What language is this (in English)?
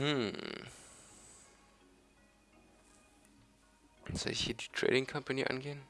German